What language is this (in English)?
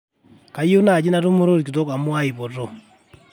Masai